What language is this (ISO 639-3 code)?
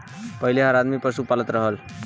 bho